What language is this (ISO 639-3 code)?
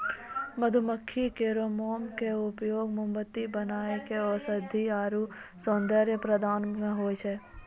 mai